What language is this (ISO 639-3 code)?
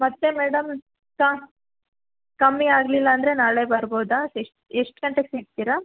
kan